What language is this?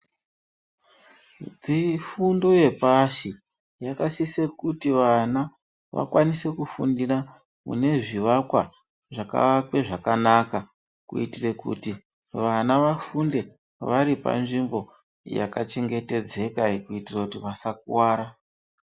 Ndau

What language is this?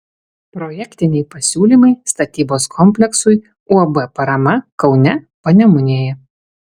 Lithuanian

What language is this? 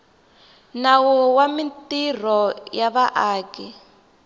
Tsonga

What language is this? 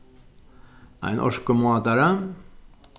Faroese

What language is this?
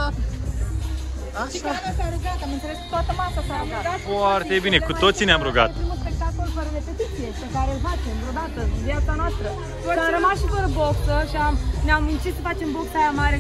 Romanian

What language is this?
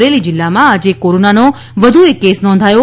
Gujarati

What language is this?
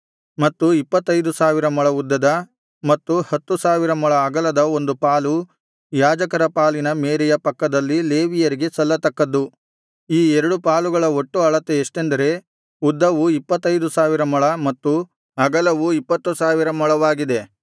Kannada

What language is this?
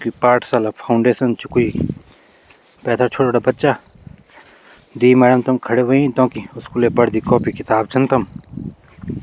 Garhwali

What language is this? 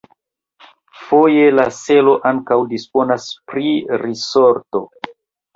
Esperanto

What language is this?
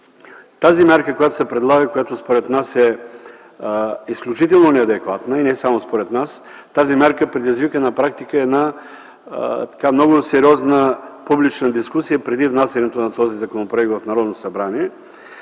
Bulgarian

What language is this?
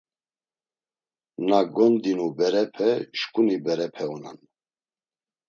Laz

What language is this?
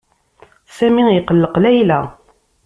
Kabyle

